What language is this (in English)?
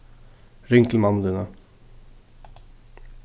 Faroese